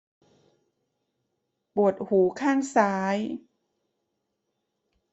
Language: Thai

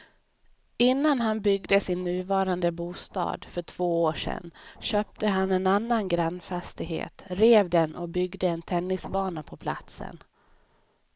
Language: Swedish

